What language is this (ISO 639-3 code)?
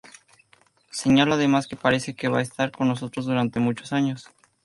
spa